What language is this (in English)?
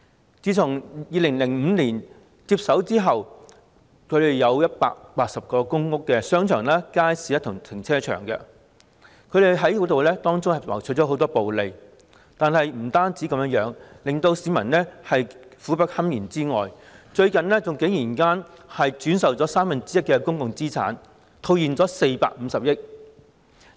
Cantonese